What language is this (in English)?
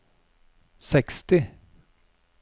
Norwegian